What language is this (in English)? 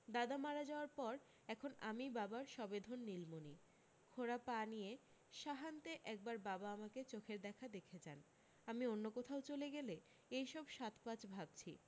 Bangla